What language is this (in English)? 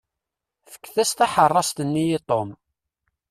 Kabyle